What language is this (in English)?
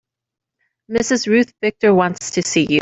English